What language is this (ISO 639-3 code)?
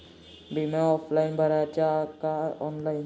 mar